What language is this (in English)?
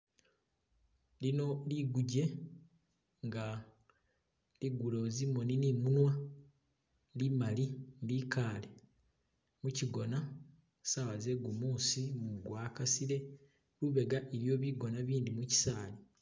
Masaaba